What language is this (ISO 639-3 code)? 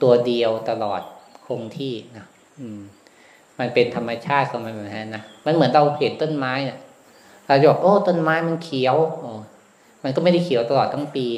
tha